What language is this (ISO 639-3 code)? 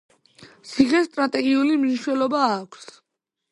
kat